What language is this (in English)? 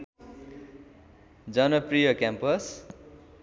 Nepali